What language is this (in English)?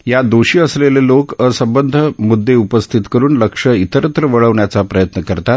Marathi